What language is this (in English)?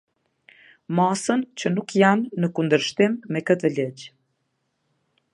Albanian